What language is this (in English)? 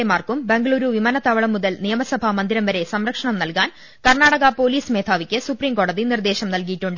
Malayalam